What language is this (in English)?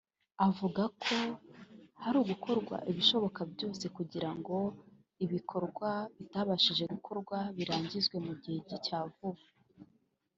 Kinyarwanda